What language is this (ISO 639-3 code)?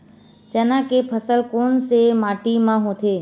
hne